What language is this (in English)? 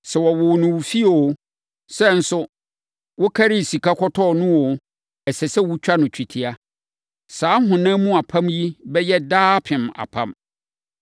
Akan